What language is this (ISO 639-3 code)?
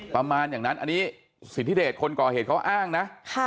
tha